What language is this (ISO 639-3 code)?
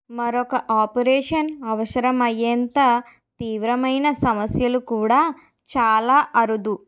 tel